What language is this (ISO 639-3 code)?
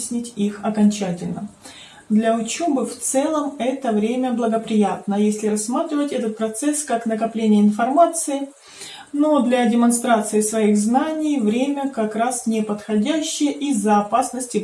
rus